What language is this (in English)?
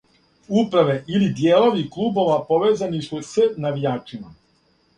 Serbian